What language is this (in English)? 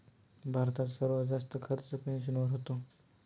Marathi